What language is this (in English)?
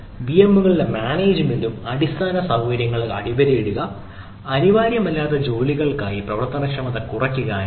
Malayalam